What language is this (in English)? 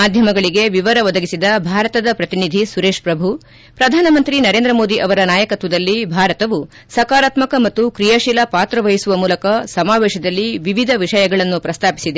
Kannada